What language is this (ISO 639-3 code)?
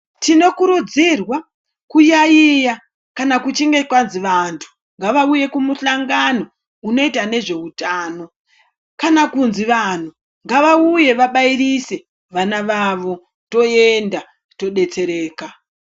ndc